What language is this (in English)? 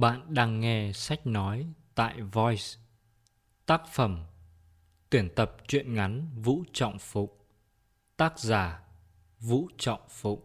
Vietnamese